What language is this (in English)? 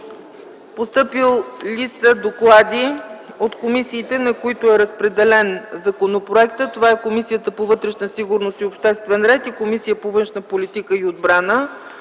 Bulgarian